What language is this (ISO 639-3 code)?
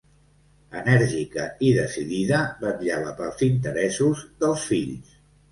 cat